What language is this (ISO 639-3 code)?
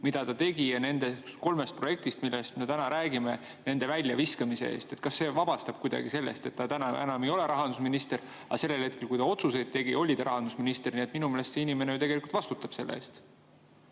est